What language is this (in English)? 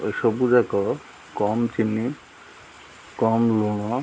Odia